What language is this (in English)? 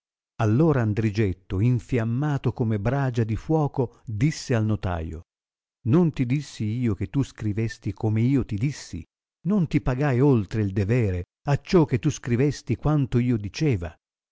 Italian